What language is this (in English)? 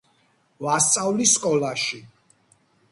Georgian